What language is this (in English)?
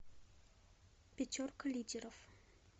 Russian